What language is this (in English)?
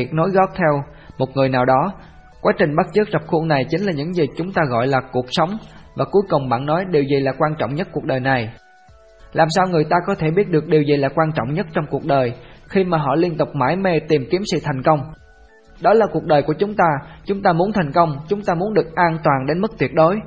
Vietnamese